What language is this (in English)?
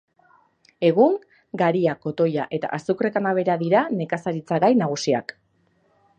Basque